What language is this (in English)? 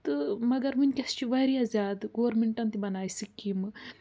Kashmiri